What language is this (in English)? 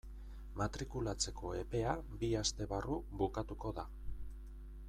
Basque